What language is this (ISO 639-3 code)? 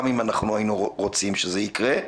heb